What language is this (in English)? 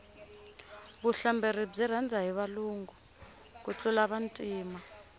Tsonga